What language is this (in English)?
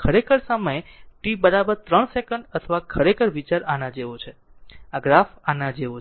Gujarati